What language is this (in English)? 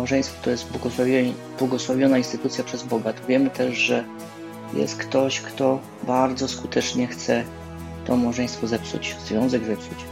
Polish